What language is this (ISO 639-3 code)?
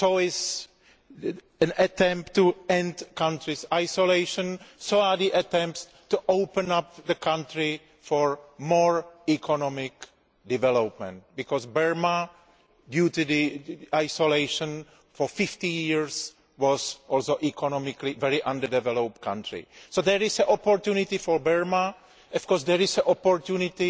eng